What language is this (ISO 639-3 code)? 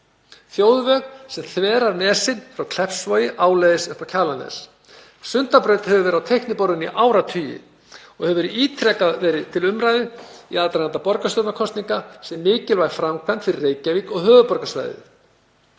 isl